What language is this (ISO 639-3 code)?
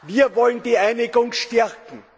deu